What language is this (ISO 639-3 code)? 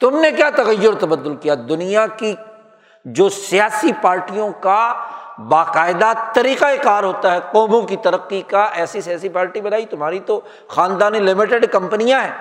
urd